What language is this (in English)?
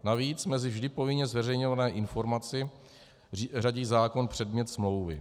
Czech